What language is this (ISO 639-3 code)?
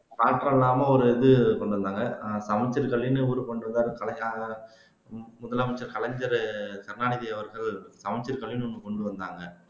tam